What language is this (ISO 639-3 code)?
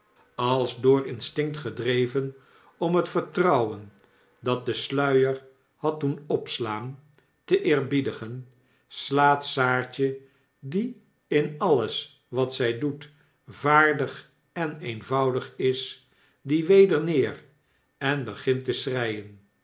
nld